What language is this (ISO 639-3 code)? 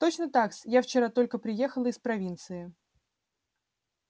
rus